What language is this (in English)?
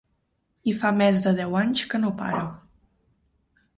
Catalan